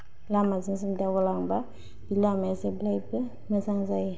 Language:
Bodo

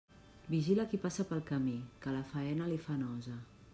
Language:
Catalan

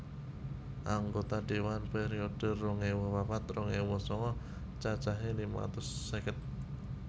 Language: Javanese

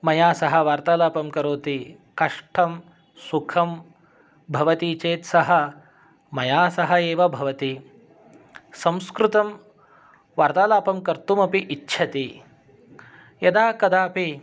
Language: Sanskrit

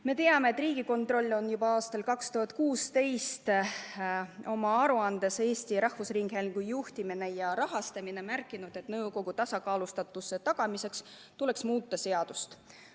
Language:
Estonian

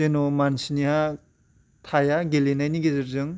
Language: Bodo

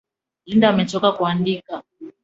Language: Swahili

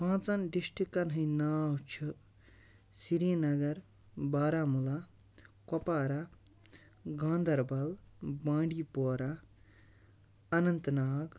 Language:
Kashmiri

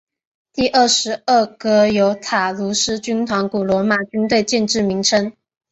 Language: Chinese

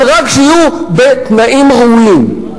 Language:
Hebrew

